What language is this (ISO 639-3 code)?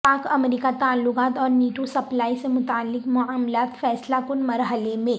urd